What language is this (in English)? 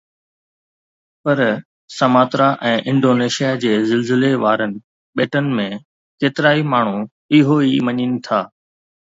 Sindhi